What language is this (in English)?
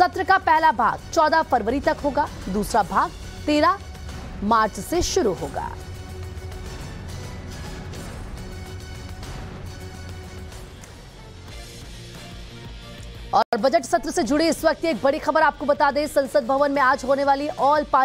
Hindi